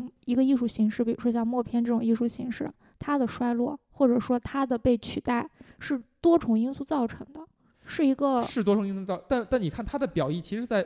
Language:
Chinese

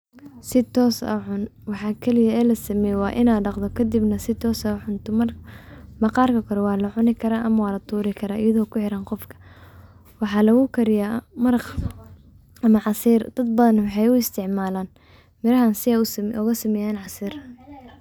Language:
Somali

